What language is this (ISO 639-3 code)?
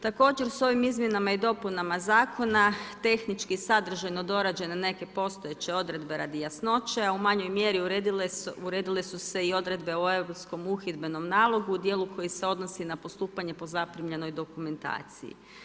hrv